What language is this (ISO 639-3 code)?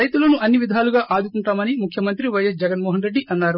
tel